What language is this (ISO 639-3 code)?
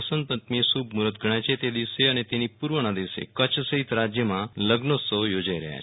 guj